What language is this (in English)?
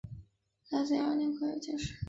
Chinese